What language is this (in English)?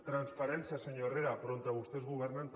Catalan